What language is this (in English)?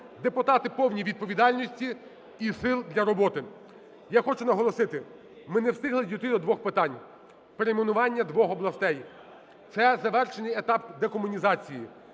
Ukrainian